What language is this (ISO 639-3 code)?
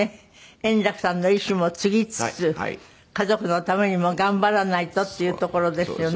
jpn